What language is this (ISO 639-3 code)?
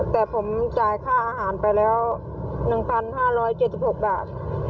tha